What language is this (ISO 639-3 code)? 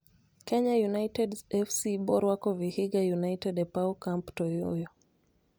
luo